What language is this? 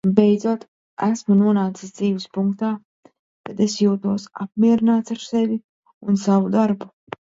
Latvian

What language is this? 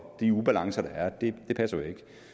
Danish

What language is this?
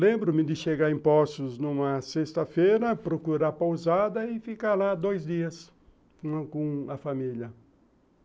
Portuguese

